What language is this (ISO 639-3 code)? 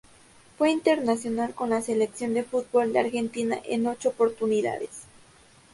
spa